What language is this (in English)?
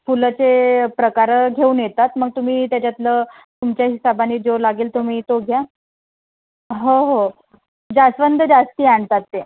Marathi